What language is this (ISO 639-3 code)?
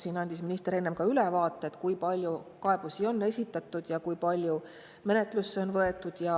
est